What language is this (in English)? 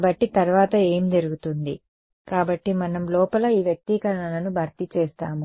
Telugu